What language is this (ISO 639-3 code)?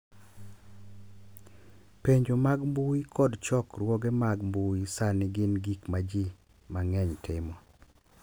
luo